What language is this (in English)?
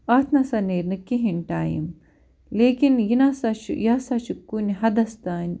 Kashmiri